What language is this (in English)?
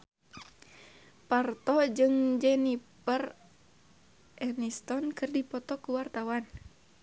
Sundanese